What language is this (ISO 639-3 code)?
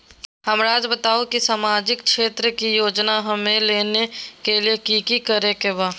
mag